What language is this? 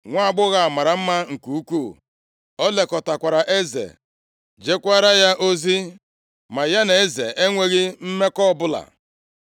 Igbo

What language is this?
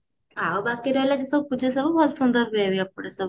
Odia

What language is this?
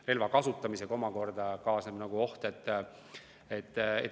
Estonian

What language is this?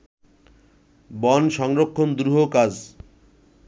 Bangla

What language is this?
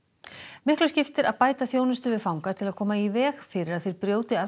Icelandic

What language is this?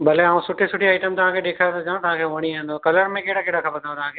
Sindhi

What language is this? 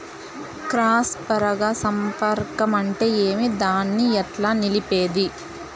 Telugu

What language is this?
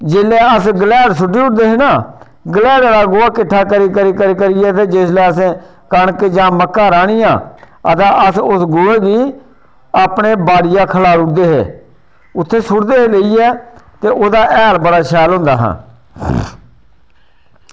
Dogri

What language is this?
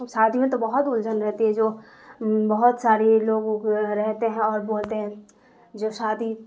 Urdu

